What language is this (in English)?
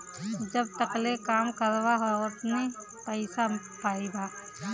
Bhojpuri